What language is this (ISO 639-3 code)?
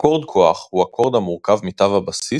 heb